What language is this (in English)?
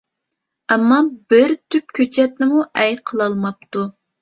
Uyghur